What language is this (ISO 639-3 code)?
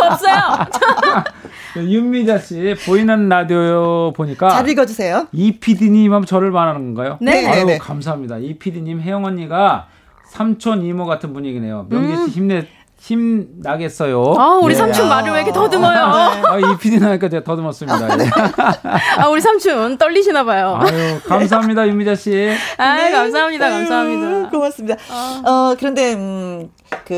kor